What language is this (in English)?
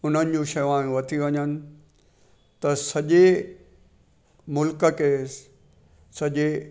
Sindhi